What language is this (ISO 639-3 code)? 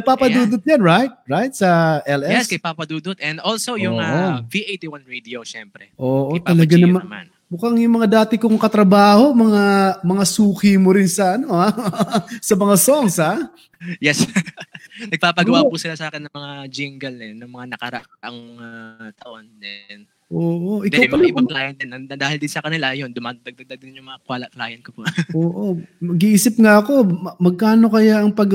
fil